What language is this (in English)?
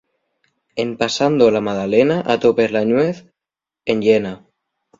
Asturian